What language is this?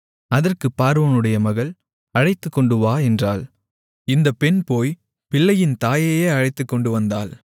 Tamil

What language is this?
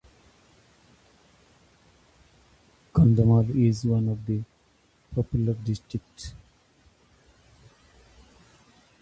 English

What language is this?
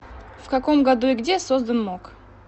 Russian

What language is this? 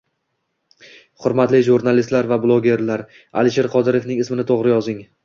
Uzbek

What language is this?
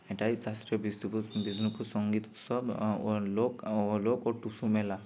Bangla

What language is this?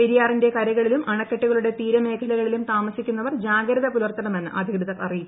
Malayalam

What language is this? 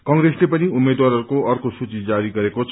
Nepali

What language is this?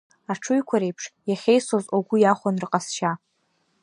Abkhazian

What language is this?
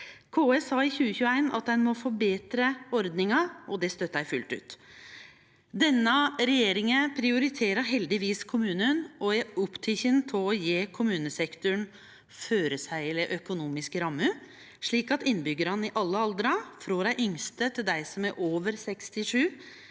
Norwegian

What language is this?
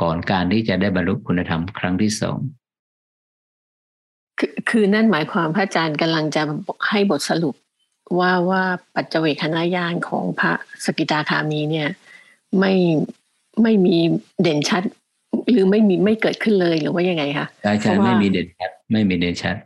Thai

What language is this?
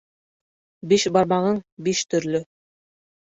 Bashkir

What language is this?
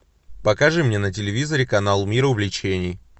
Russian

